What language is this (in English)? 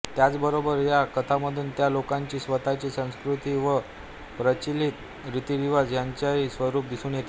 Marathi